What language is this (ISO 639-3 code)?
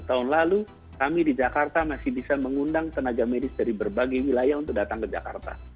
ind